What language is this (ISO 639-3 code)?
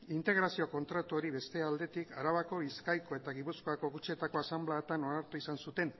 eus